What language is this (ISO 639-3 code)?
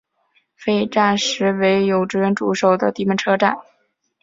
zho